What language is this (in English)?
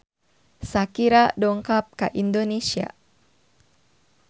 Sundanese